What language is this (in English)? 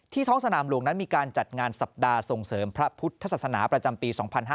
Thai